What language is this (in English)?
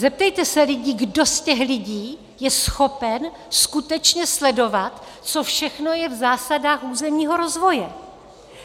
Czech